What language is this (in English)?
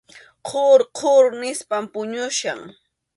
Arequipa-La Unión Quechua